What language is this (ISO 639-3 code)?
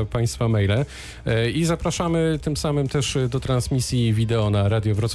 pol